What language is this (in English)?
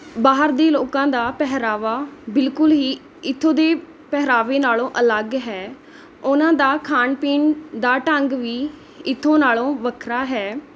Punjabi